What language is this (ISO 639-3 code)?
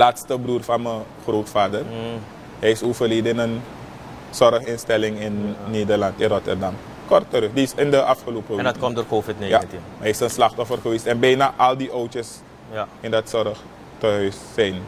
nld